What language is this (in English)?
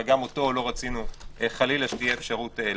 Hebrew